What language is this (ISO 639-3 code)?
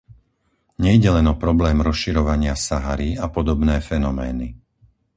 slk